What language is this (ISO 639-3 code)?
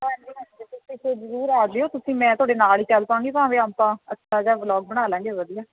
pan